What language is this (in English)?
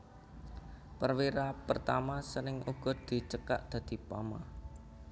Javanese